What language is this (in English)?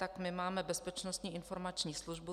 Czech